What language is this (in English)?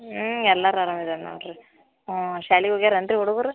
Kannada